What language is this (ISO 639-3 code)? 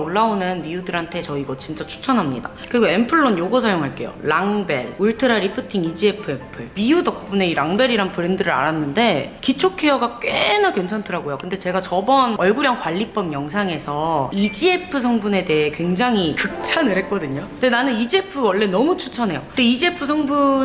kor